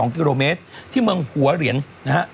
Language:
Thai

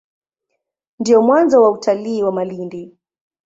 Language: Swahili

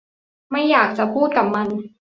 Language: Thai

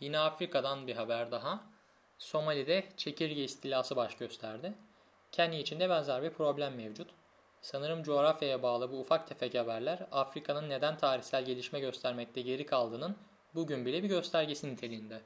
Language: Turkish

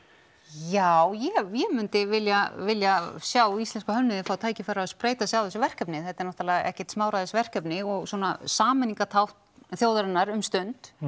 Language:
Icelandic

